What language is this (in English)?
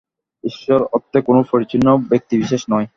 Bangla